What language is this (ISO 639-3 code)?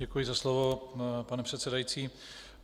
ces